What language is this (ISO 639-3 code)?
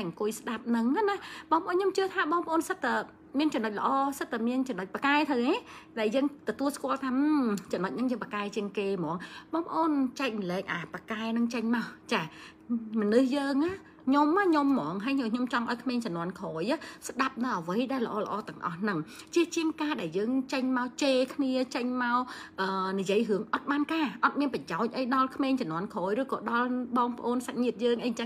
vie